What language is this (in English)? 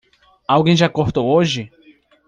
Portuguese